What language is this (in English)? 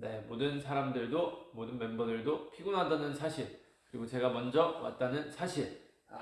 Korean